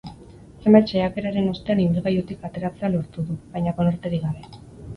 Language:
Basque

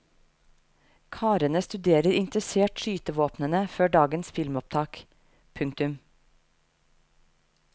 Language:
Norwegian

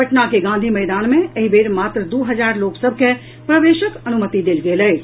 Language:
Maithili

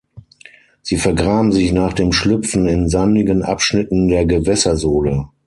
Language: German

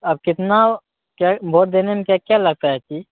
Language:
Maithili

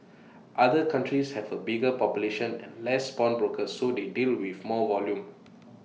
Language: English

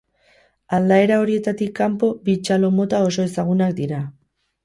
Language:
Basque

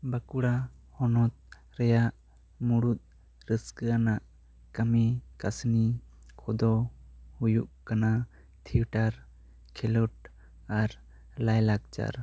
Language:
Santali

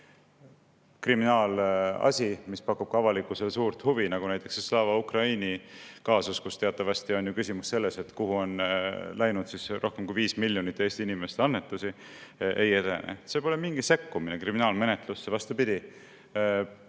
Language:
Estonian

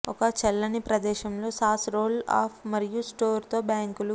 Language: Telugu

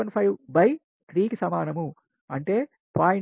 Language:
Telugu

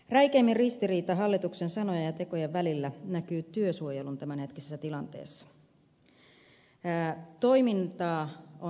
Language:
Finnish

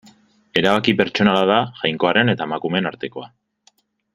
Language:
Basque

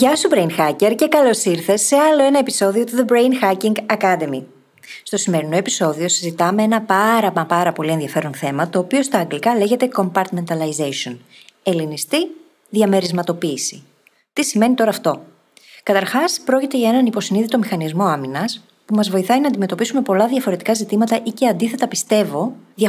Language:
Greek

